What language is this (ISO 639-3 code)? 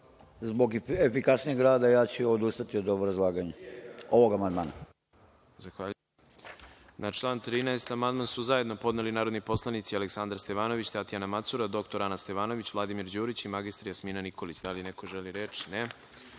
srp